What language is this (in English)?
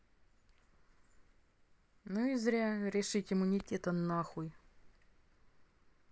Russian